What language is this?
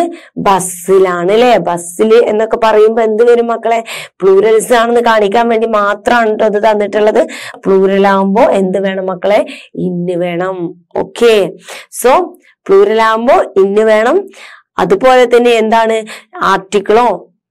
Malayalam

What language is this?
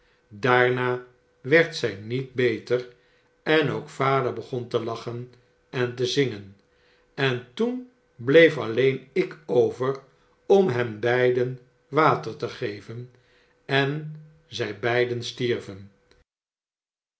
Dutch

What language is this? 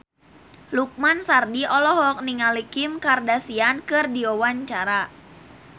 Sundanese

